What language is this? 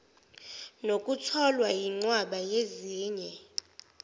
Zulu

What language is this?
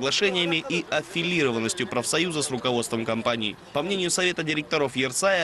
Russian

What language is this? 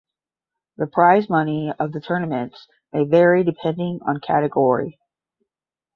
English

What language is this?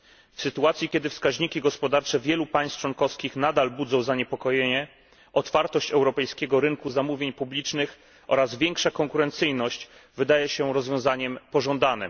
Polish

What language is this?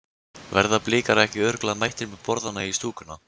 Icelandic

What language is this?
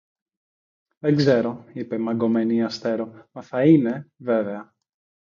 Greek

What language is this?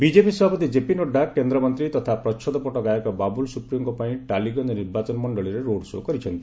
Odia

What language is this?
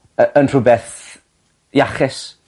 Welsh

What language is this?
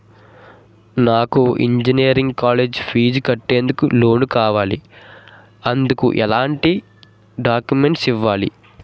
Telugu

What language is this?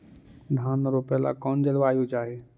Magahi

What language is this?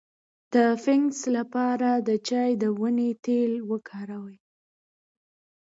Pashto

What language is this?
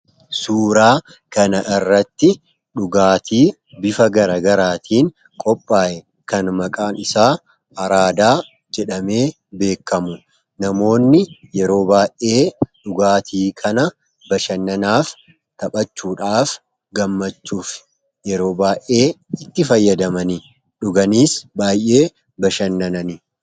Oromo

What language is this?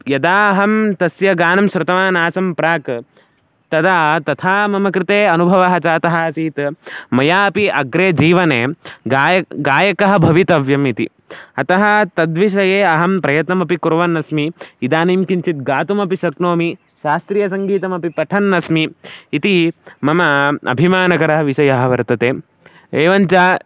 Sanskrit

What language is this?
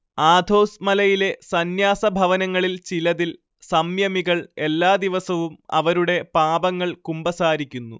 Malayalam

